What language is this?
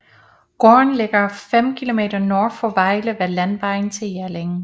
Danish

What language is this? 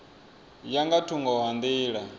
Venda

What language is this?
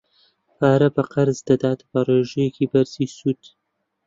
Central Kurdish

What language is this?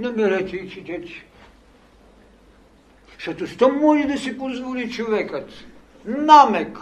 Bulgarian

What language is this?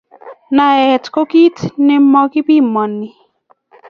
Kalenjin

